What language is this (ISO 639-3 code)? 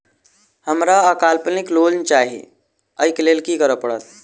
mai